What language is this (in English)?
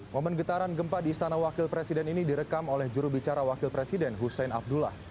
Indonesian